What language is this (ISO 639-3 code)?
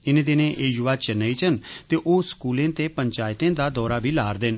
doi